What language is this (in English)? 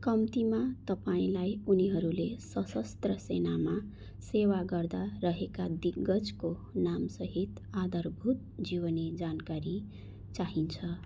Nepali